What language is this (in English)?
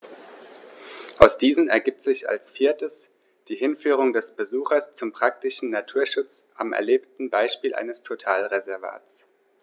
German